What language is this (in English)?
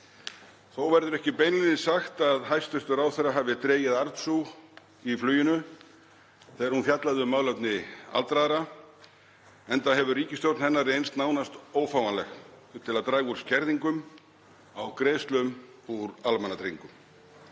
Icelandic